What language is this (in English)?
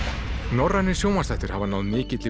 Icelandic